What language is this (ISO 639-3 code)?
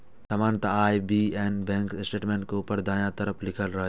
mai